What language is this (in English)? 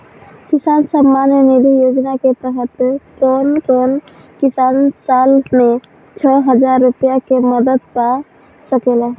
Bhojpuri